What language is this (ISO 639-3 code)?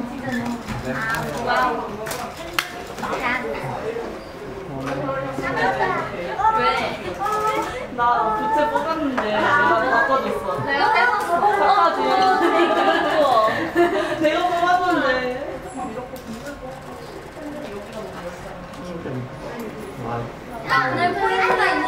kor